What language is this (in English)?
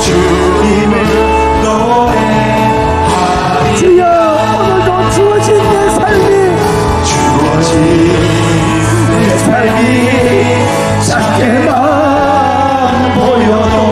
Korean